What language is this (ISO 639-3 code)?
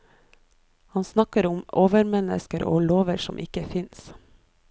nor